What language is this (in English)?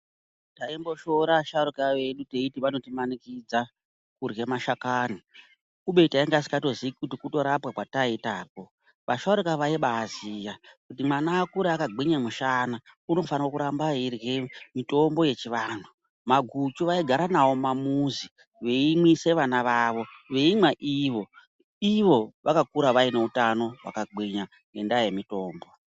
Ndau